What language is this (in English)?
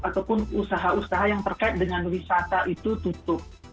Indonesian